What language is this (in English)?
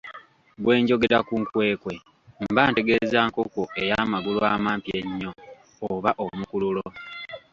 Ganda